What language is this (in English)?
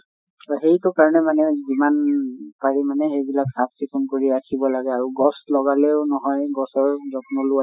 Assamese